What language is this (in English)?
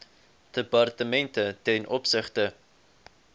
Afrikaans